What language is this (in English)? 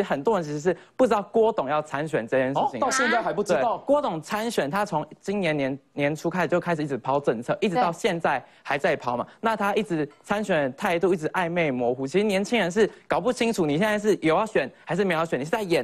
Chinese